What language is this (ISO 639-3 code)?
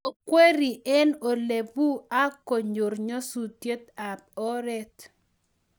kln